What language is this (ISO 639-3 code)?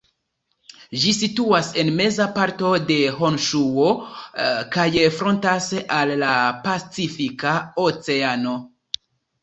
epo